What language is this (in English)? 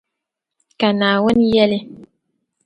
Dagbani